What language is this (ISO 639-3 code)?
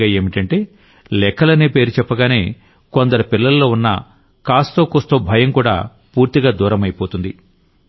tel